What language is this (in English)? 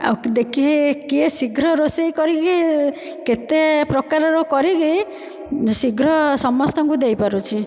Odia